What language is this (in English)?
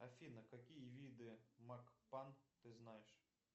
Russian